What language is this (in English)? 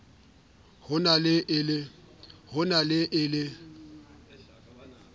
Southern Sotho